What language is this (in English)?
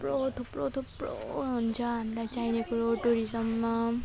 Nepali